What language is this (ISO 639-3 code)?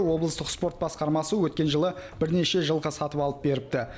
kaz